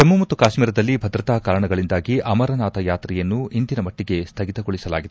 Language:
Kannada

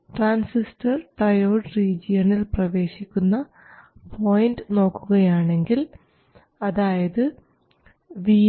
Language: Malayalam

